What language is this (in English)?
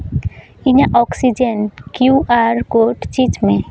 Santali